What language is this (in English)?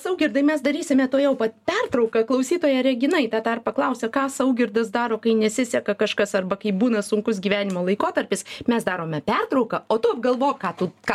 Lithuanian